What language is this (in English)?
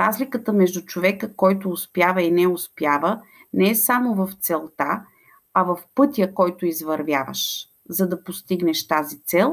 Bulgarian